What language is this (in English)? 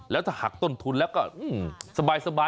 Thai